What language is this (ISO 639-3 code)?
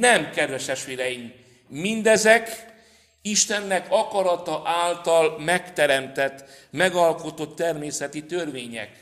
hun